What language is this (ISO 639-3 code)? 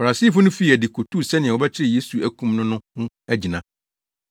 aka